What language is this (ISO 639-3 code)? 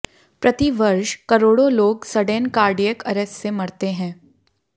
hin